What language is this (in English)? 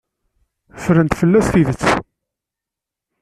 Kabyle